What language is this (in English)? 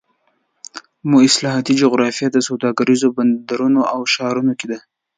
Pashto